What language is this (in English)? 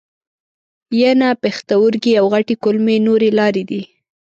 Pashto